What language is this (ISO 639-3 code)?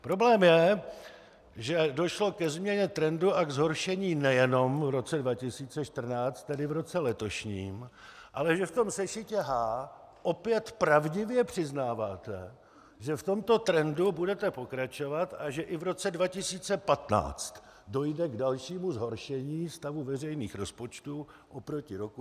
ces